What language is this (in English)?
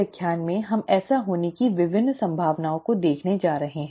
Hindi